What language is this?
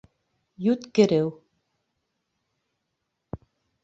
Bashkir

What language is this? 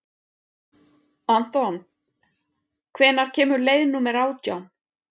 Icelandic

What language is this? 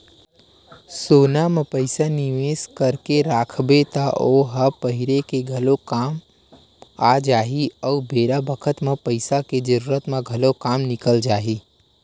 Chhattisgarhi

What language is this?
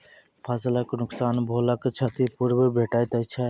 Maithili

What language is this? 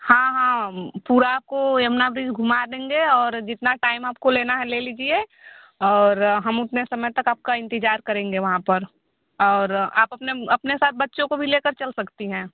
Hindi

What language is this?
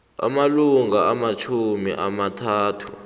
South Ndebele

